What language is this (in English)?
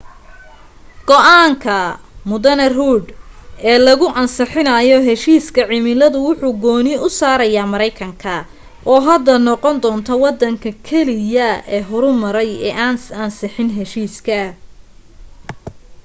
Somali